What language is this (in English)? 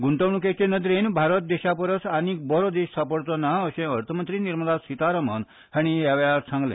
Konkani